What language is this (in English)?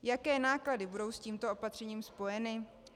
Czech